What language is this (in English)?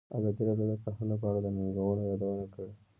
Pashto